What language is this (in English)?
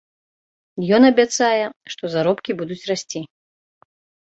Belarusian